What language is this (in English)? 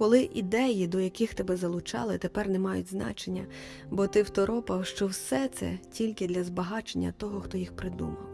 Ukrainian